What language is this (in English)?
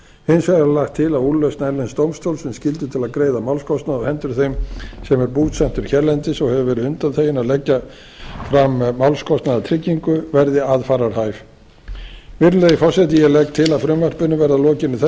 Icelandic